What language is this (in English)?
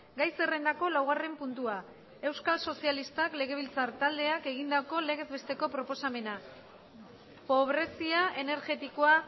Basque